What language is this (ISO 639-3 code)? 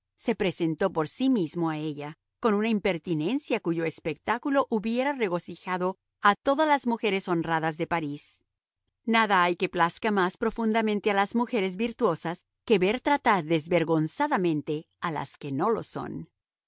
spa